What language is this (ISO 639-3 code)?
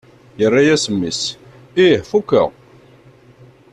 kab